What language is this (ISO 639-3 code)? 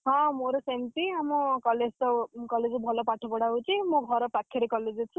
ori